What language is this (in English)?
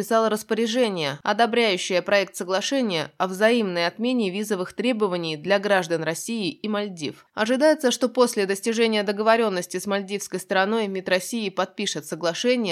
Russian